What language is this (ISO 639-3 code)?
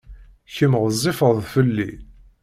kab